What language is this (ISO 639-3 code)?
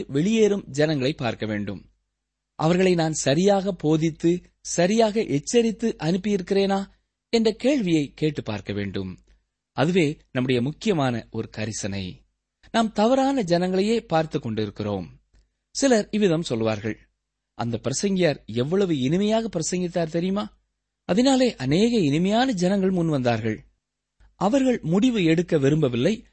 tam